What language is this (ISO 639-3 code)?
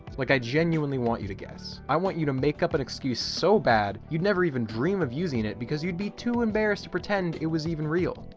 eng